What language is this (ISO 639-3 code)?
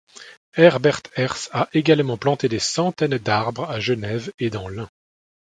fra